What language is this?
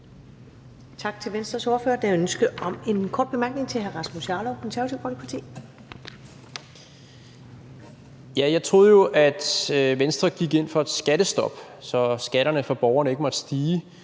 Danish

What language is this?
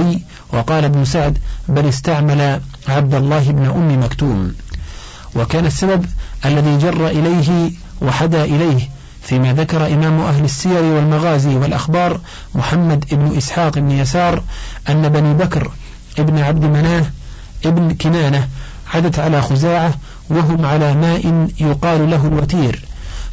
Arabic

